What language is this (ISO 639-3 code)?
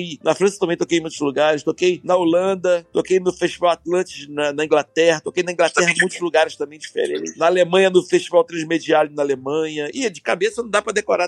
por